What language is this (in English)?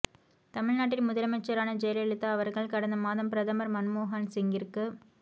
Tamil